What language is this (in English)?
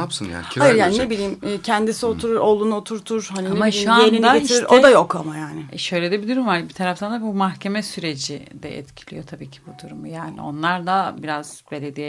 Turkish